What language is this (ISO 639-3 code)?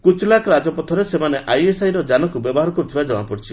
ori